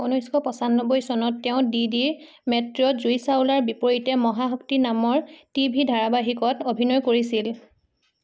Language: Assamese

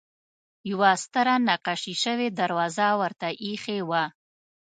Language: Pashto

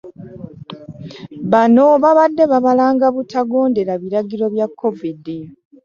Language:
Ganda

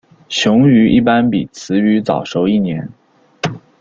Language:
Chinese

